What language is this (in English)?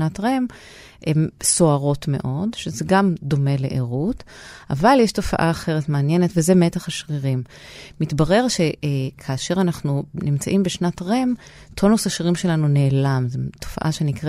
Hebrew